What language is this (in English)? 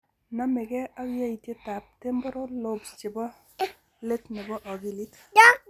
Kalenjin